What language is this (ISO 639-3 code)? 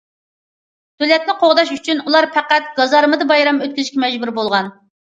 uig